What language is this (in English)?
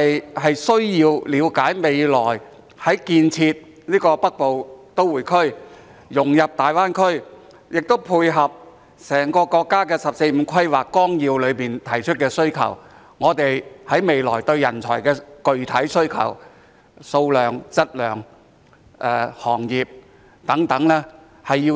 Cantonese